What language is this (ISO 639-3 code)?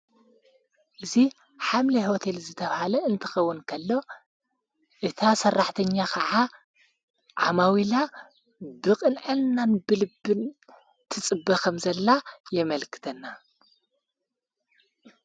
tir